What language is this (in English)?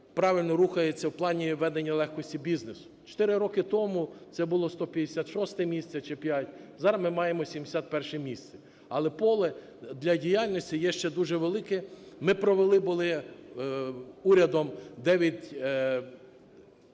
Ukrainian